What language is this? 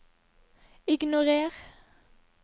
Norwegian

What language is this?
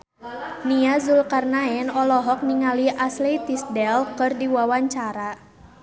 Sundanese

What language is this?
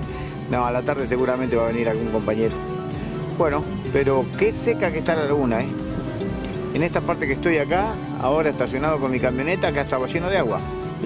Spanish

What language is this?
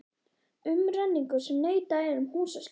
Icelandic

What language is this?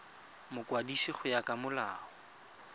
Tswana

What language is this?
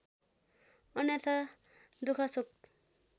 Nepali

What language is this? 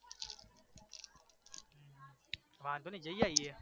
Gujarati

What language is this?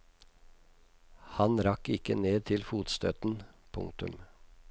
Norwegian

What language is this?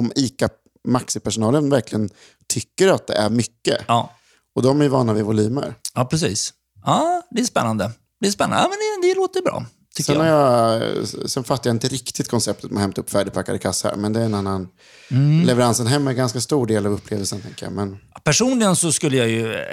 Swedish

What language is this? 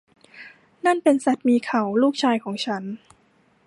Thai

